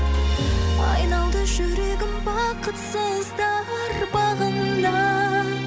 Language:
Kazakh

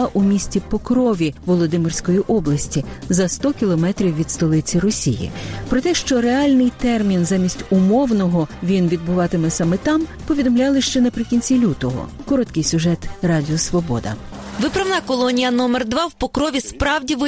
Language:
Ukrainian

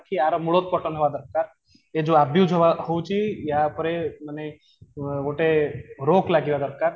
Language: Odia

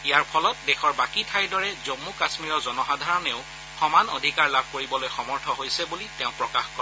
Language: Assamese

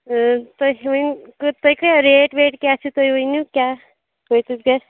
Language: Kashmiri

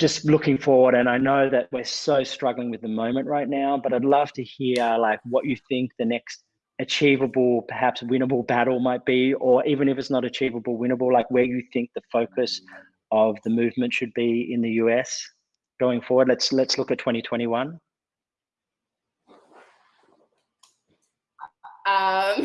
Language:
English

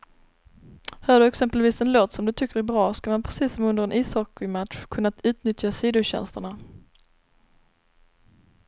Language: Swedish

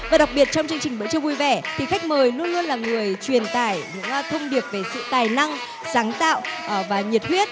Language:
Vietnamese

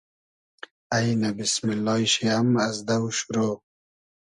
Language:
Hazaragi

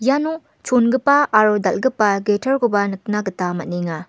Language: Garo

